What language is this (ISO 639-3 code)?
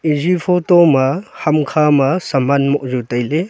nnp